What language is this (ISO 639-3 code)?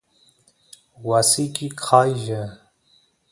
qus